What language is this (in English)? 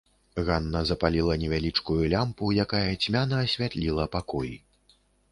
Belarusian